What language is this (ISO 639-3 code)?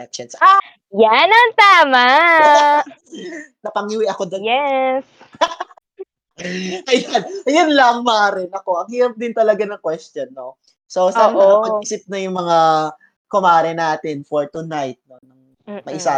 fil